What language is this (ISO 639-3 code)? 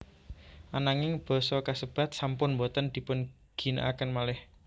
jav